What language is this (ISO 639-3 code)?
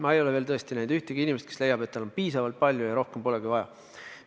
est